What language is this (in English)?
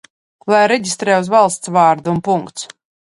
Latvian